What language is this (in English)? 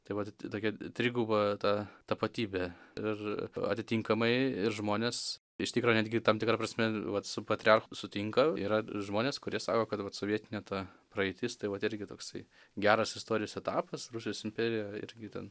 Lithuanian